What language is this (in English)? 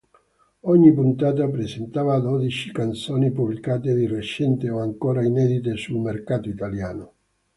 Italian